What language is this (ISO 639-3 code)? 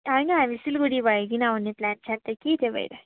nep